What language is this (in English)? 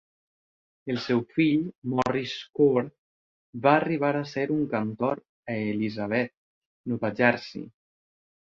Catalan